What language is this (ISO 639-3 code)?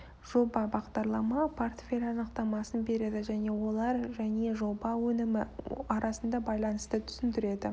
kaz